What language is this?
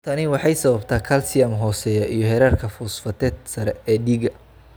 Somali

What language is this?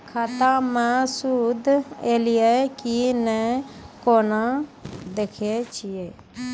Maithili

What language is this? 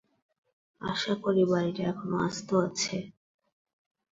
Bangla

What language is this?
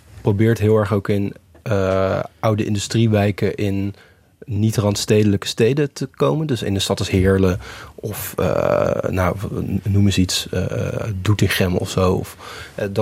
Dutch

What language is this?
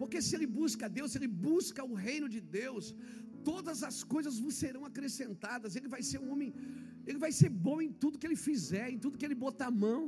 Portuguese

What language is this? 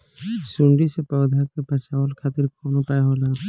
Bhojpuri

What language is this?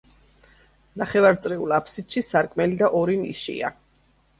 Georgian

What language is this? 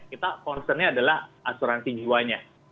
Indonesian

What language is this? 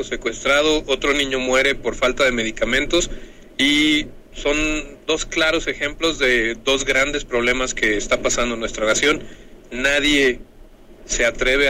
Spanish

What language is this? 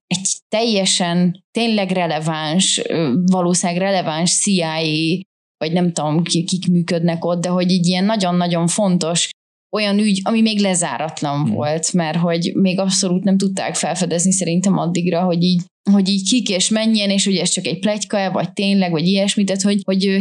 Hungarian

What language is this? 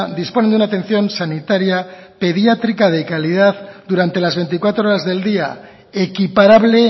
Spanish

